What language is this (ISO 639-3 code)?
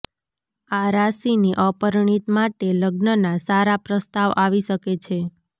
guj